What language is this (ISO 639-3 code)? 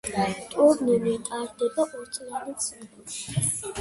kat